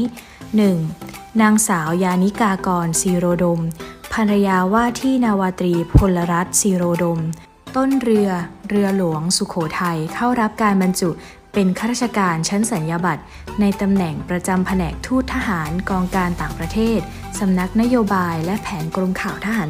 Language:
Thai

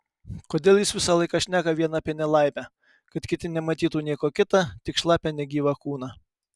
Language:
Lithuanian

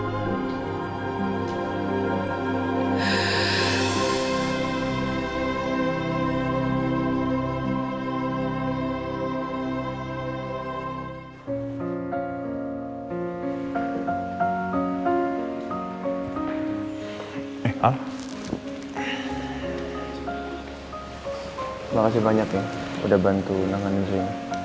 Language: Indonesian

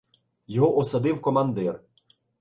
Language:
Ukrainian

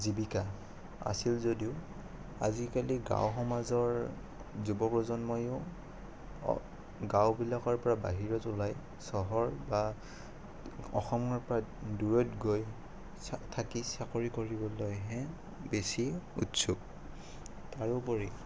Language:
Assamese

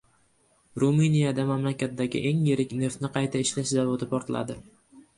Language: Uzbek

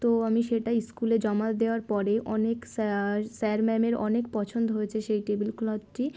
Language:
Bangla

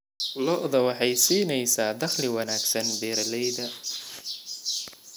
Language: Somali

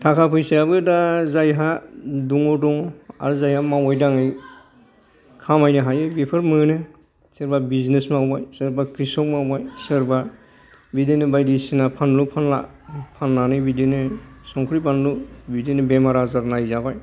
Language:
Bodo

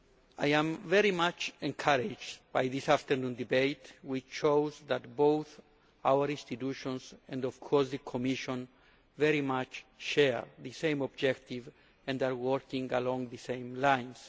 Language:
English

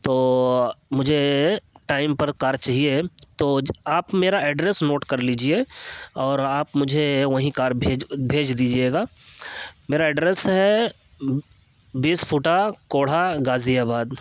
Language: Urdu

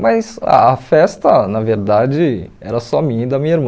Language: Portuguese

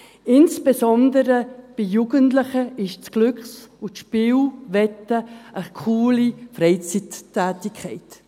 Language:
Swiss German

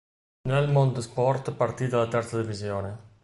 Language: Italian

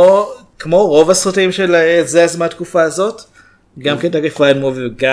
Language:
Hebrew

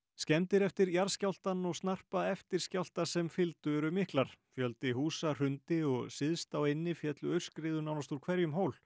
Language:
Icelandic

